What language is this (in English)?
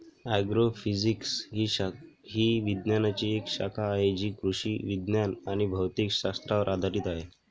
Marathi